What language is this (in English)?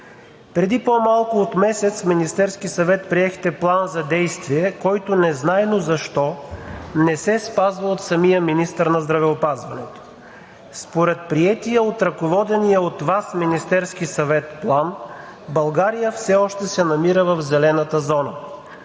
Bulgarian